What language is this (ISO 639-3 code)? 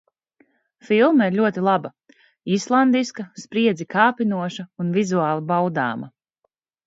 lav